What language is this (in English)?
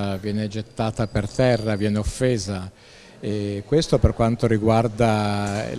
Italian